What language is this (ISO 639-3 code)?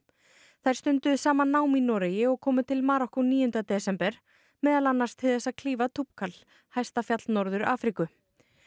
isl